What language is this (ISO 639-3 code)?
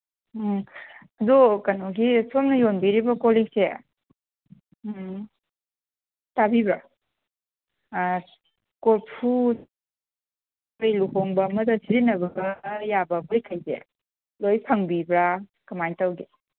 mni